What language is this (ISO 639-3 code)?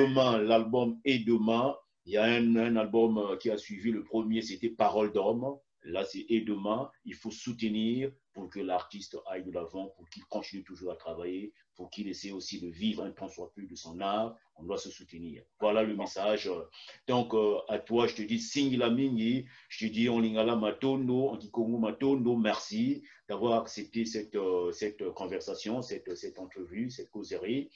fra